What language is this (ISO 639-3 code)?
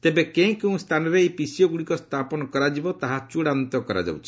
ori